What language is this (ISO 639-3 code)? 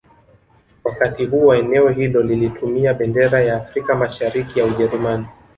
swa